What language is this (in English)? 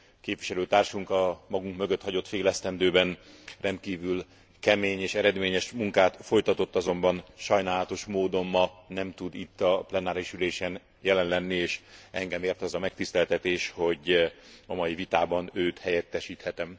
Hungarian